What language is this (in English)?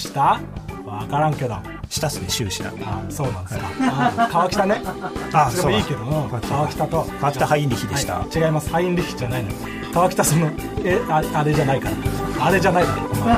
Japanese